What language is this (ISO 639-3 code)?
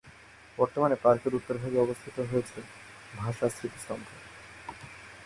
ben